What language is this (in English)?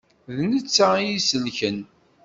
Kabyle